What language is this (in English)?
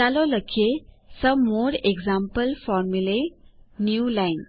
Gujarati